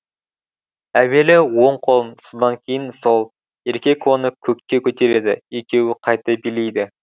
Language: Kazakh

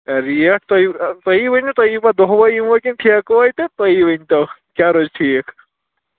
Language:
Kashmiri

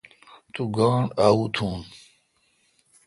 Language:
Kalkoti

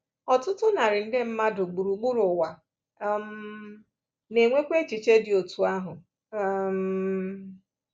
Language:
Igbo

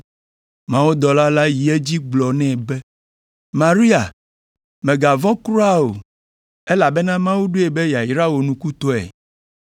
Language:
Ewe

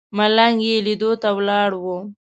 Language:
Pashto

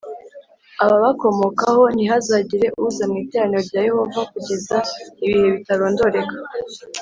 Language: Kinyarwanda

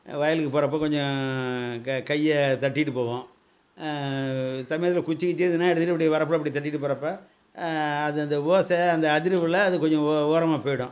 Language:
Tamil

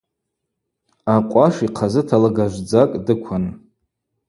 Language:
Abaza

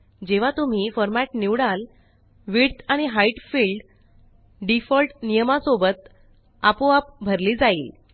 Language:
Marathi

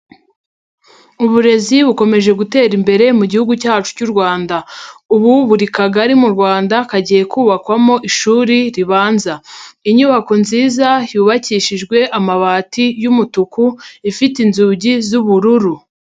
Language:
Kinyarwanda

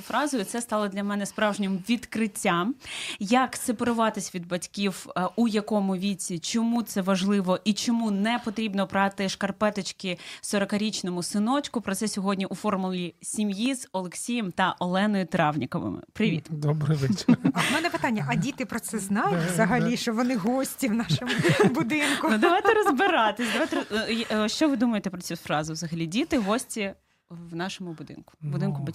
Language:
Ukrainian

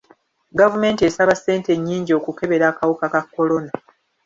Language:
Ganda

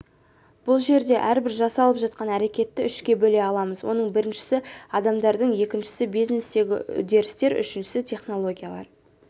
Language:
Kazakh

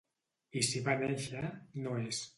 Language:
Catalan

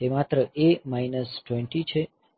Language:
Gujarati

